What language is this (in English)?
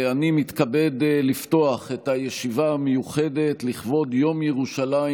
Hebrew